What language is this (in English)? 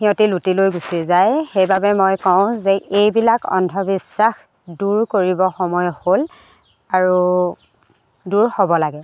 Assamese